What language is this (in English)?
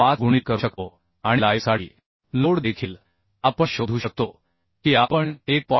Marathi